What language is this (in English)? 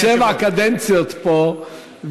Hebrew